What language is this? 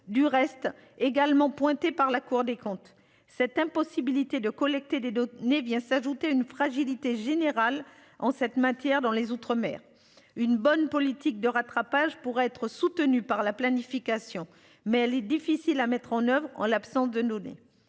French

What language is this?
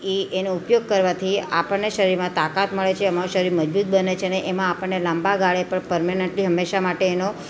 Gujarati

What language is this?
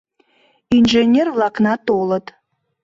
Mari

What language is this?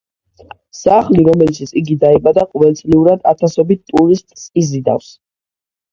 Georgian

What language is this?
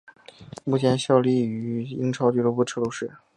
Chinese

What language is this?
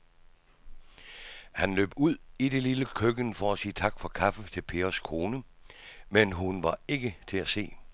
Danish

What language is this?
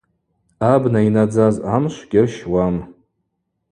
Abaza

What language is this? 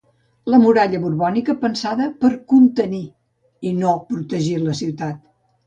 Catalan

